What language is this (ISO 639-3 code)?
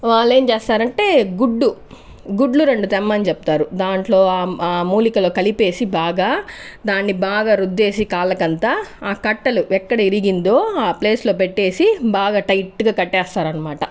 tel